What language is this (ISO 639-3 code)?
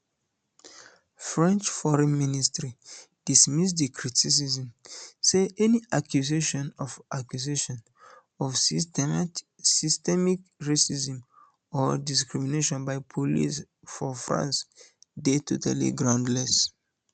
pcm